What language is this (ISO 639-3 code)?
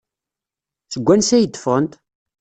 kab